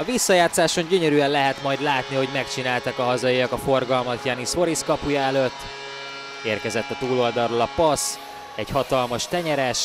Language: Hungarian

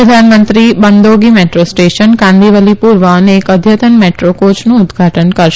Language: Gujarati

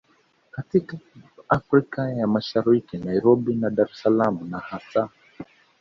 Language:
Swahili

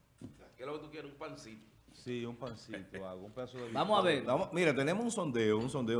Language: Spanish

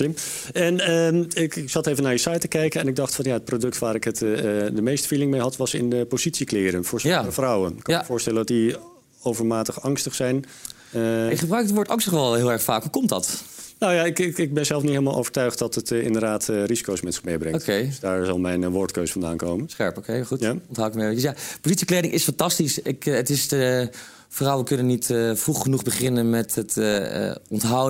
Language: Dutch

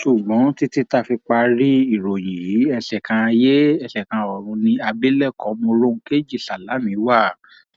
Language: Yoruba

